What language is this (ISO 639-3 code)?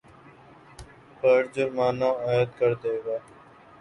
urd